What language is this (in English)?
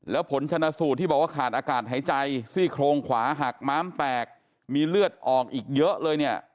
Thai